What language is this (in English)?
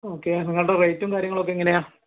Malayalam